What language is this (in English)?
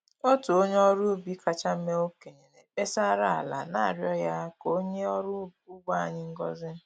Igbo